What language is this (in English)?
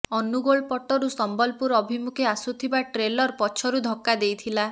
Odia